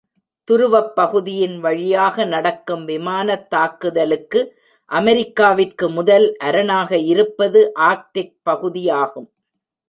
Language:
Tamil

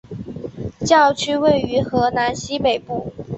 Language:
Chinese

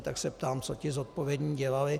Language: Czech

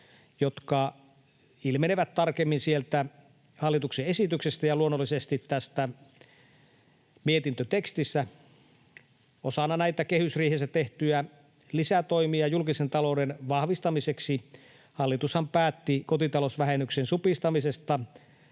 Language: Finnish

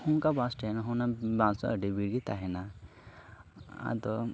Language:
Santali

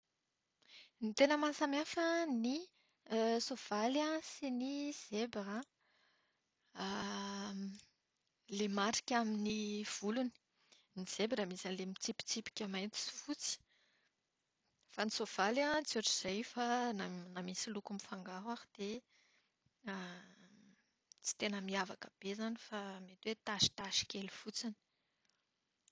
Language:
Malagasy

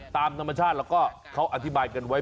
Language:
Thai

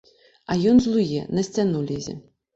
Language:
Belarusian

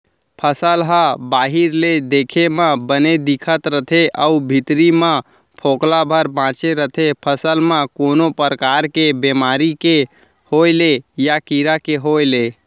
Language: Chhattisgarhi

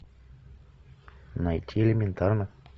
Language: Russian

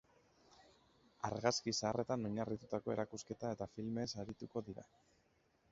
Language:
Basque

